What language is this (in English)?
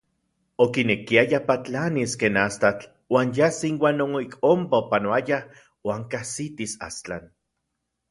Central Puebla Nahuatl